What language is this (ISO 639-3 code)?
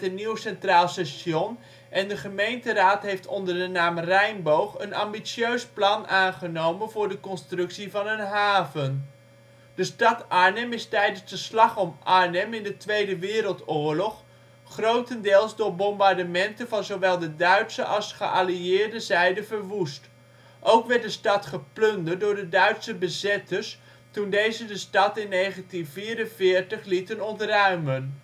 nld